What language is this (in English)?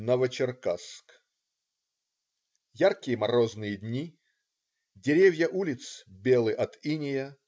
Russian